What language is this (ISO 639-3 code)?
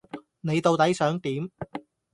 yue